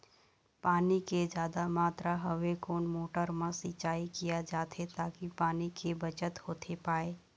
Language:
Chhattisgarhi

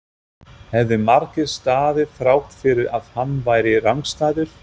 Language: Icelandic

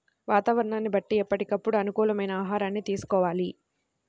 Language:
Telugu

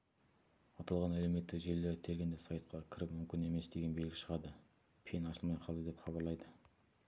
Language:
Kazakh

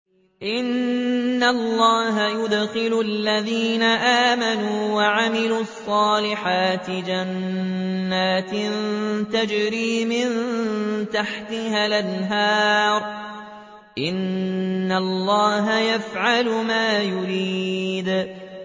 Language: Arabic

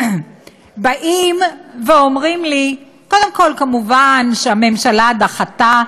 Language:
Hebrew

